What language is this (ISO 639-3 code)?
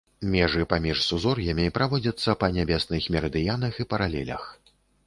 bel